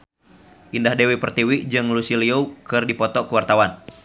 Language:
Sundanese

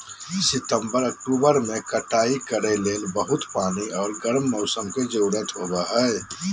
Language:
Magahi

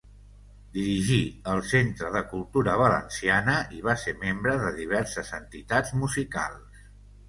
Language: Catalan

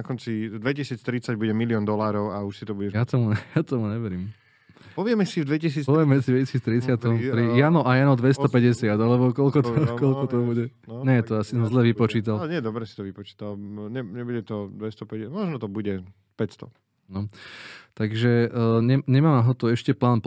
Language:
Slovak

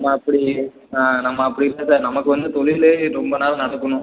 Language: Tamil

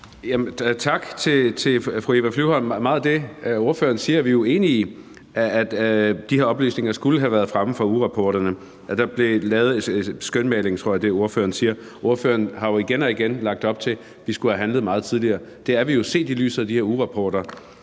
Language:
Danish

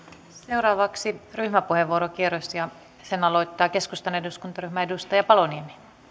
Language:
Finnish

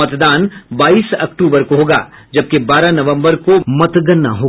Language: Hindi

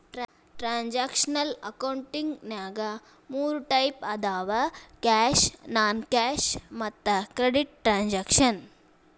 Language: Kannada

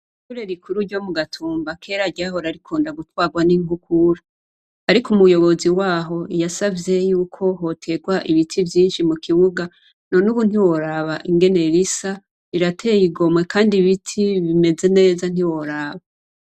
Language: Rundi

